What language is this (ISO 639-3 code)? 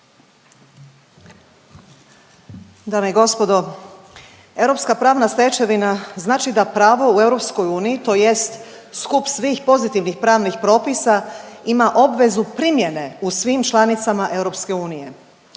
hrv